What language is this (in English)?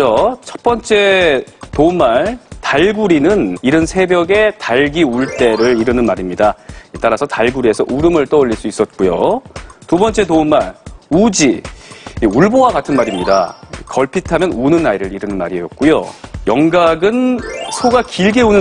Korean